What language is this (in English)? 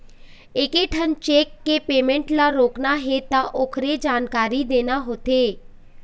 Chhattisgarhi